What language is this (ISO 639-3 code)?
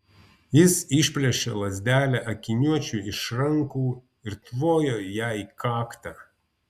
lit